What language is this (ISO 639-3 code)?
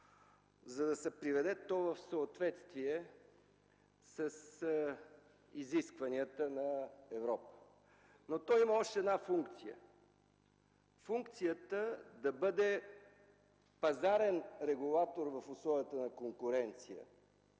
bul